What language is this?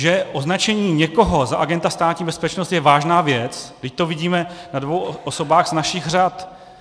Czech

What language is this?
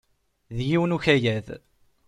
Kabyle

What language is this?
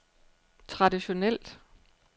Danish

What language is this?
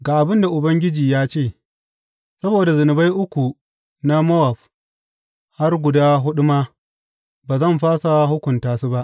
Hausa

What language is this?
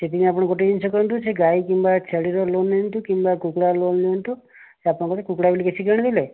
Odia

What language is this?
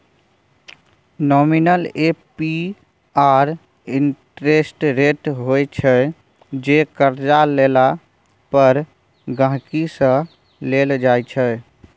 Maithili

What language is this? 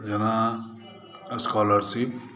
Maithili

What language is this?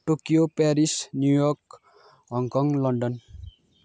Nepali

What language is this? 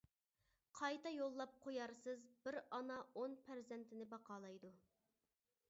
Uyghur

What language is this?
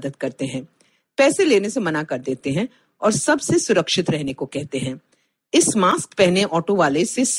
Hindi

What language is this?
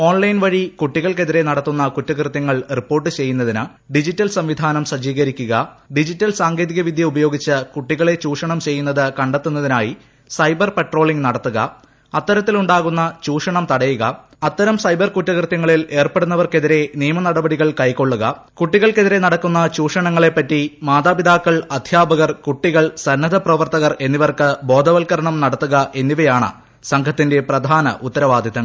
Malayalam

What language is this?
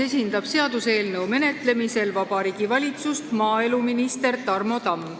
Estonian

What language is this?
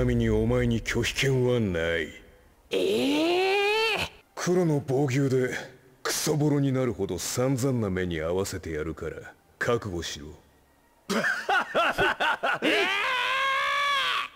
Japanese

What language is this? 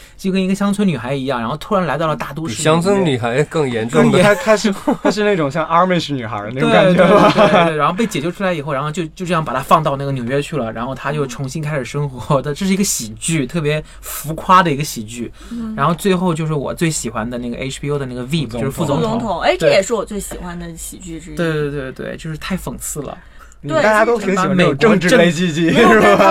Chinese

